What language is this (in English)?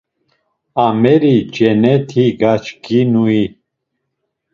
Laz